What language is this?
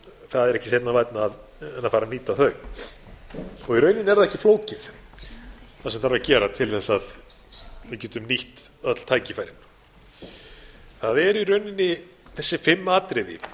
Icelandic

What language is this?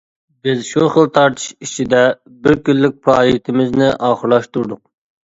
Uyghur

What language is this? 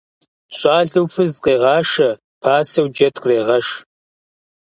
Kabardian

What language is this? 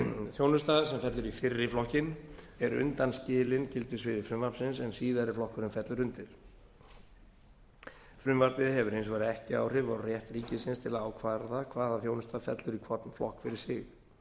Icelandic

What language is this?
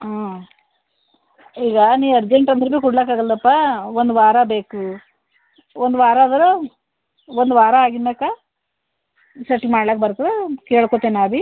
Kannada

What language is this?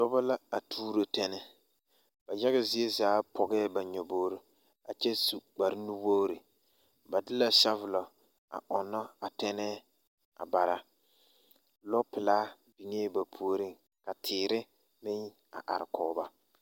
Southern Dagaare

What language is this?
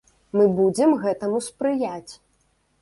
Belarusian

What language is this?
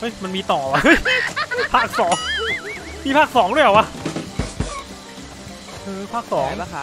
Thai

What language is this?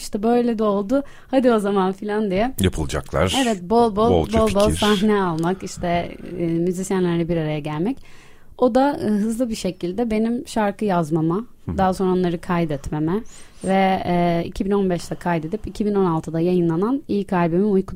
Turkish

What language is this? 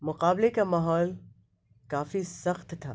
Urdu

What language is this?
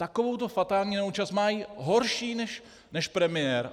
Czech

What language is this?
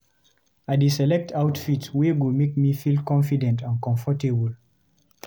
Nigerian Pidgin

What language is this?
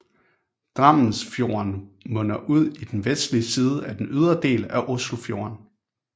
Danish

